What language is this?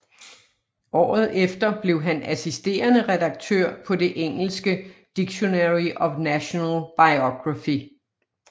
Danish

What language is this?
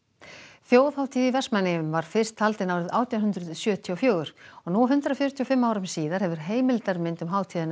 Icelandic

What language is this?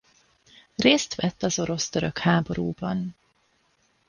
Hungarian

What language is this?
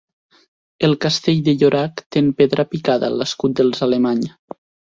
Catalan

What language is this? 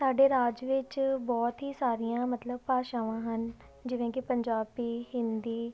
Punjabi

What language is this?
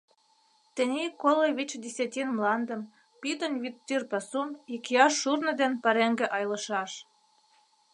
Mari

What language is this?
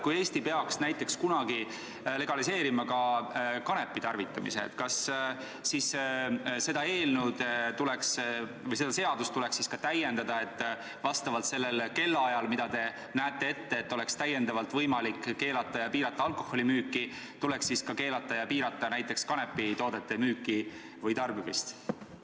Estonian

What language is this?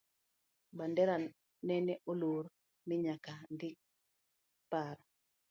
Luo (Kenya and Tanzania)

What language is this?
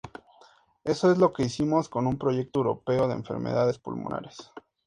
Spanish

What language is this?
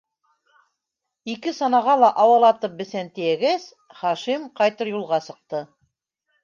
Bashkir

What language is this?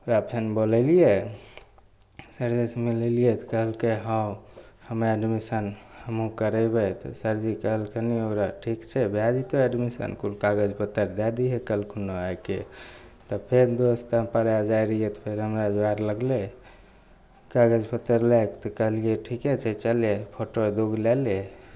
Maithili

